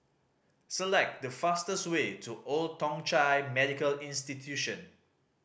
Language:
English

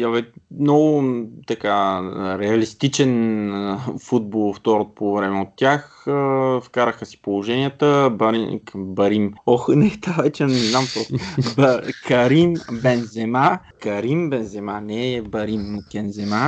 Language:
Bulgarian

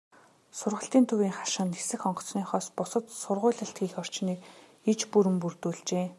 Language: Mongolian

